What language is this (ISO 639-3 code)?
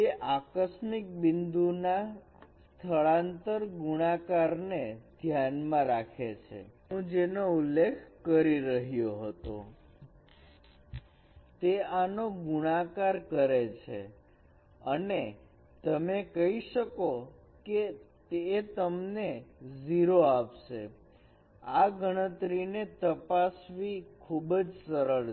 guj